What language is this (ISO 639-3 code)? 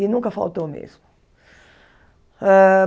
por